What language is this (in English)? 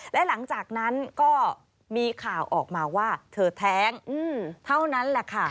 Thai